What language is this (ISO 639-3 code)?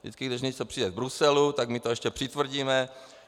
ces